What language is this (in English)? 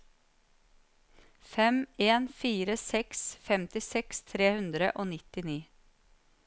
Norwegian